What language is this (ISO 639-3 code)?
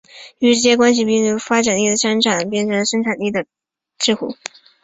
zho